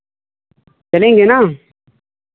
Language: Hindi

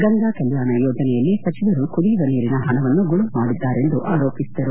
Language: Kannada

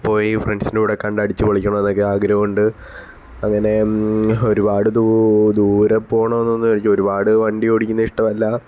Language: Malayalam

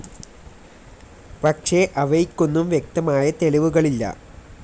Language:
Malayalam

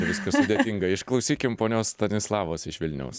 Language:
Lithuanian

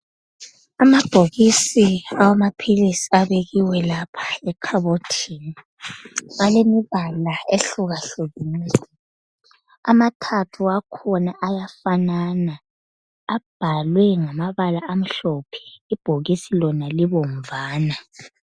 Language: North Ndebele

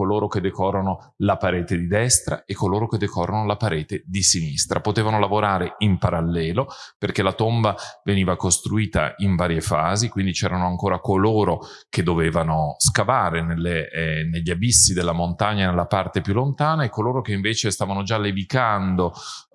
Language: Italian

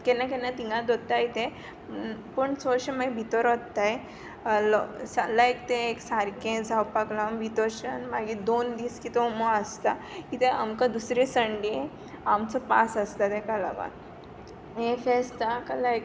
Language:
Konkani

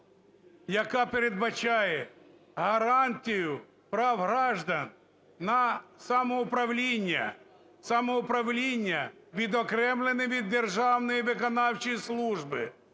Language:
Ukrainian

